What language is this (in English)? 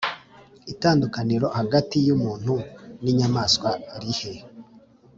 Kinyarwanda